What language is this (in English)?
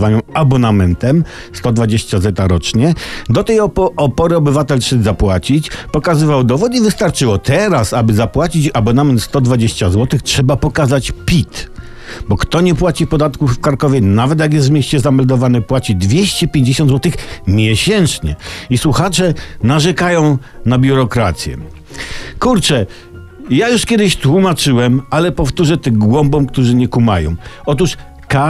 Polish